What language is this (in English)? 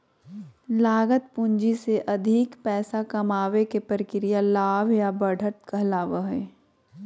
Magahi